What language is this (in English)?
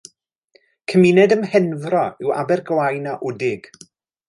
Welsh